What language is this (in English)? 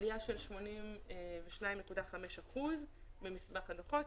Hebrew